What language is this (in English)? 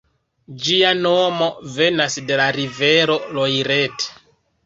Esperanto